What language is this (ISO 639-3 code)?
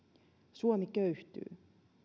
fin